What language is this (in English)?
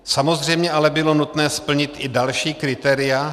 Czech